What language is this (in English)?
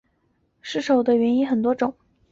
Chinese